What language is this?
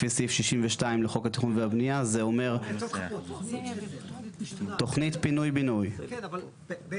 Hebrew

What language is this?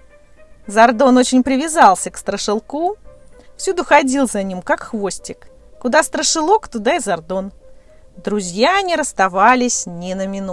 Russian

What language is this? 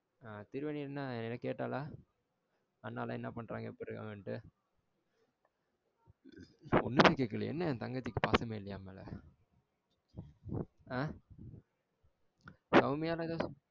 Tamil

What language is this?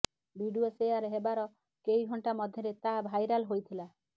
Odia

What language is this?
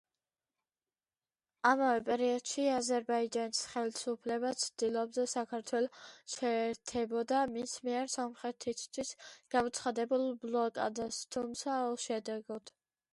Georgian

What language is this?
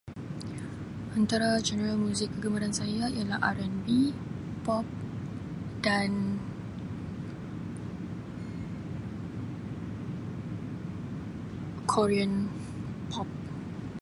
Sabah Malay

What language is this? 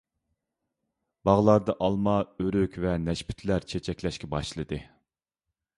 Uyghur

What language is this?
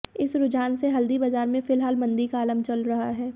Hindi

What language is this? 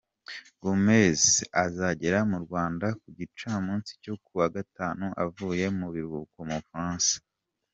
Kinyarwanda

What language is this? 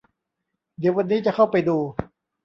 Thai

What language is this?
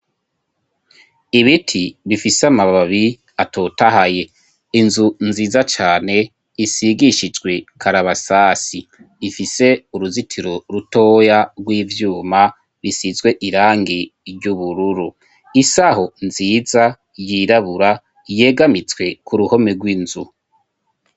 Rundi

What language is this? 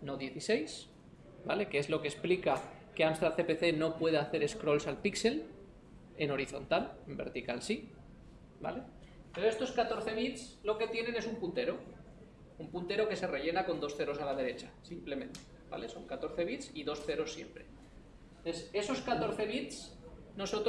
Spanish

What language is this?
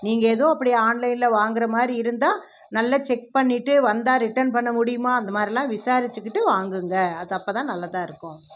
Tamil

